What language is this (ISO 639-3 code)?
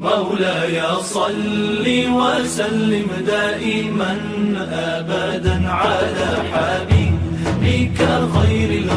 ara